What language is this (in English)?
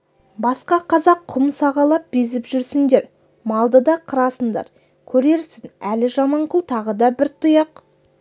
Kazakh